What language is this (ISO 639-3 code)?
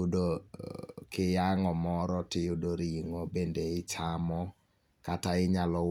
luo